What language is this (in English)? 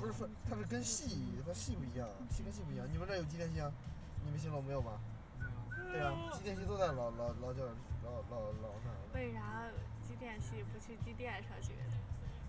Chinese